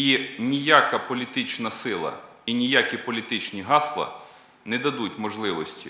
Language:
Ukrainian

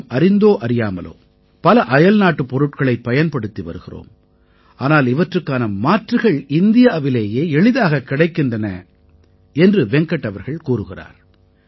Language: Tamil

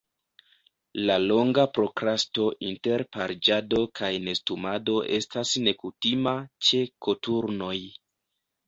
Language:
Esperanto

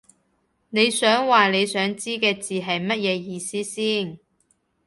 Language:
Cantonese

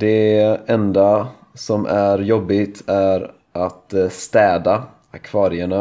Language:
Swedish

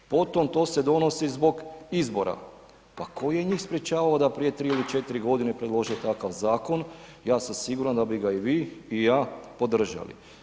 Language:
Croatian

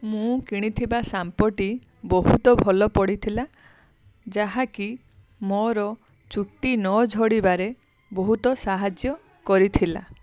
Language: Odia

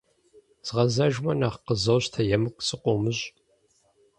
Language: Kabardian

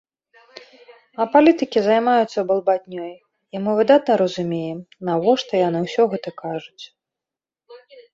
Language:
Belarusian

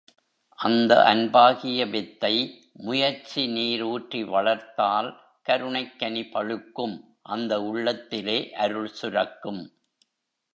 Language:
Tamil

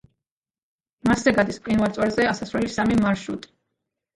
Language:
Georgian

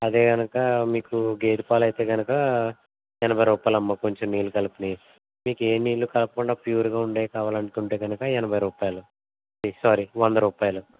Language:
Telugu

